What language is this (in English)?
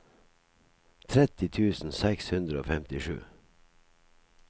Norwegian